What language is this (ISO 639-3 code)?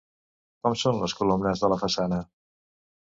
cat